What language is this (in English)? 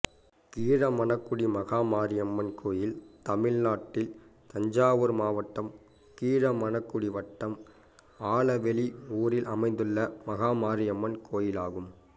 Tamil